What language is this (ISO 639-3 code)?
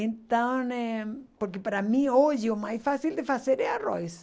por